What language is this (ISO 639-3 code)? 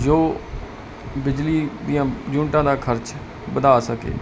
pan